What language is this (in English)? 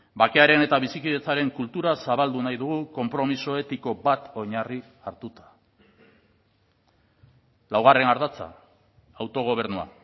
Basque